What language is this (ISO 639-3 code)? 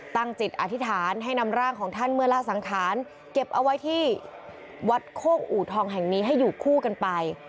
tha